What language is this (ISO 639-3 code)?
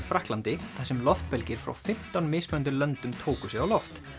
isl